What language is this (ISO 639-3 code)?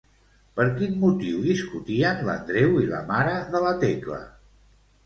cat